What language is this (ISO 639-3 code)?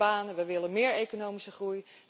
nld